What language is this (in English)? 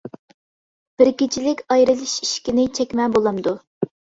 Uyghur